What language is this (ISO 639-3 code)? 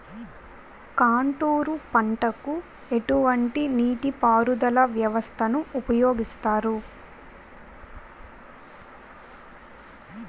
tel